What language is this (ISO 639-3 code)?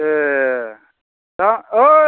brx